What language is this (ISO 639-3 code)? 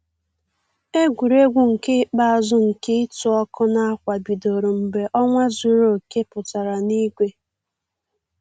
ibo